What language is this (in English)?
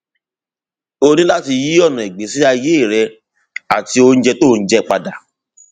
Yoruba